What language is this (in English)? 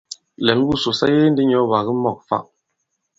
Bankon